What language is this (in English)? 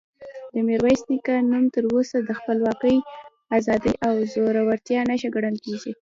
Pashto